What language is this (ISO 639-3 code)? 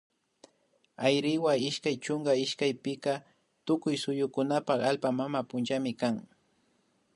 qvi